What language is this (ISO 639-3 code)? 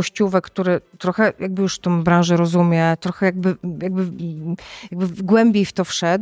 pol